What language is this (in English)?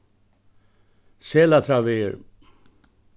Faroese